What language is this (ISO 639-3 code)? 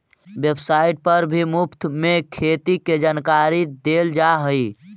mag